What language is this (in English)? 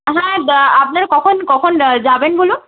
Bangla